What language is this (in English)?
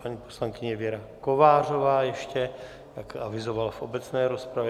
Czech